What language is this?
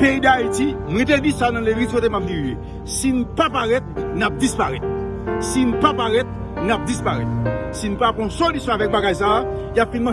French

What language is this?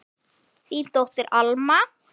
Icelandic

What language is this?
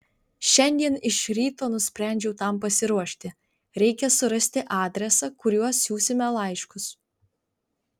Lithuanian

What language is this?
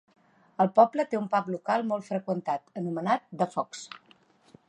Catalan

